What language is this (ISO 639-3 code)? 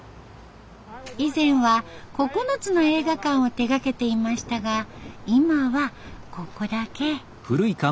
jpn